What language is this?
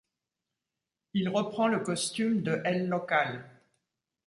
French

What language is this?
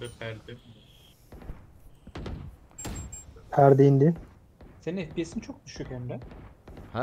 Turkish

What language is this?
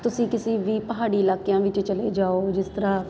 Punjabi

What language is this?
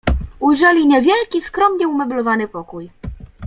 Polish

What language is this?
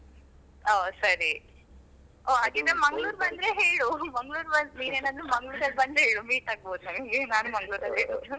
Kannada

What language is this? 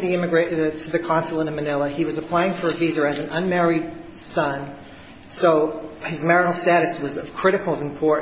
English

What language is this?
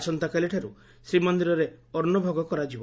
Odia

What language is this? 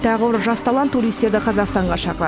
Kazakh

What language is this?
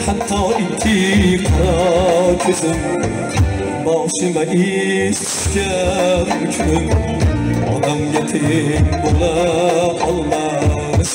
Turkish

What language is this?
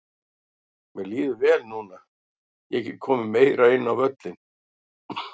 Icelandic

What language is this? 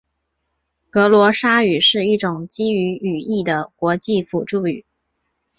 Chinese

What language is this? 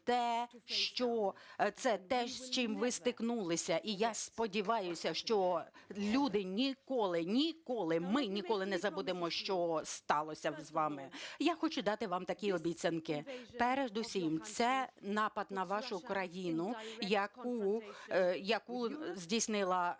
Ukrainian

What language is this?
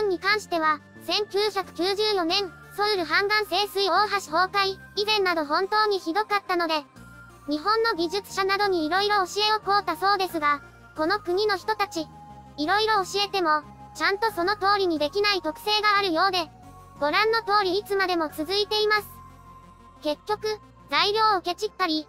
Japanese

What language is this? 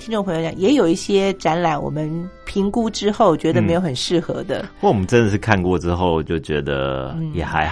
Chinese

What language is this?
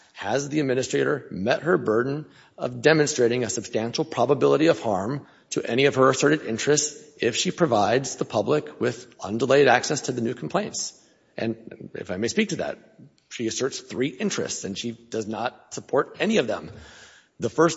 English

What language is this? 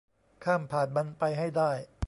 Thai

